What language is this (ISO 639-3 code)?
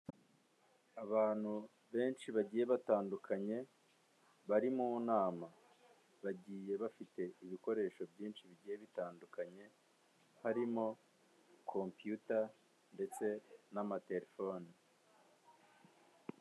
kin